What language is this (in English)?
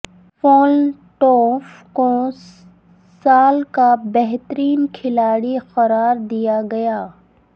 Urdu